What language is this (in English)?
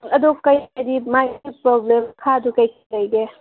Manipuri